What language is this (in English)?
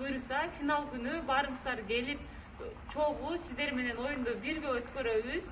Turkish